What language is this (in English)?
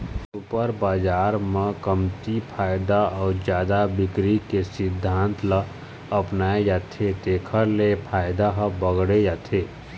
Chhattisgarhi